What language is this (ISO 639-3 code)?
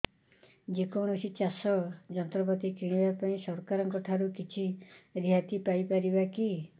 ori